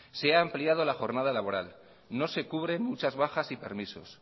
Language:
Spanish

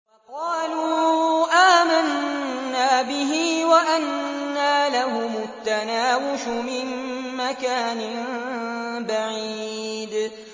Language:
Arabic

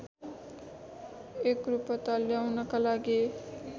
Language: Nepali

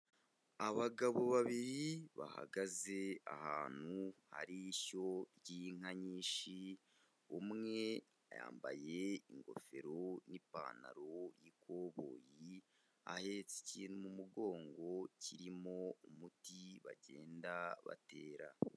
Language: Kinyarwanda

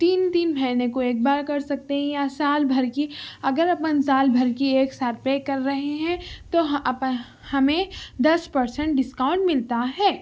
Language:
Urdu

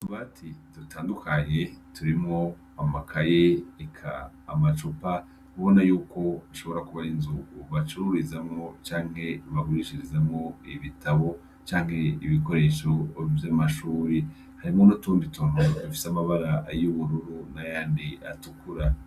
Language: Rundi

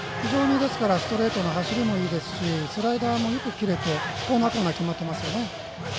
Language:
Japanese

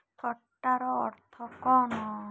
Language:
Odia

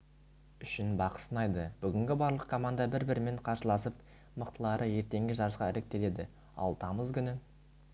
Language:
Kazakh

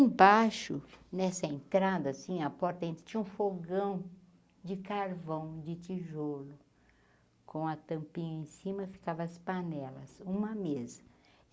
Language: Portuguese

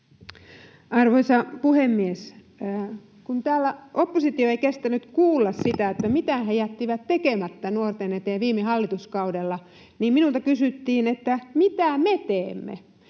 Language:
Finnish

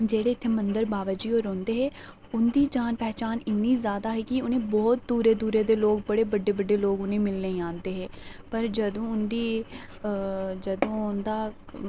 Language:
Dogri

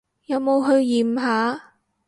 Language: Cantonese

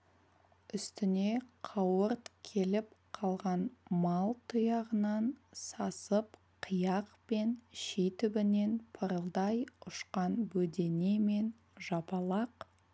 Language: Kazakh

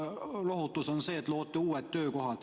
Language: Estonian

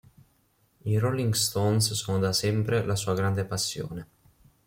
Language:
Italian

